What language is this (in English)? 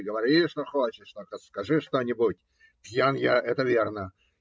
Russian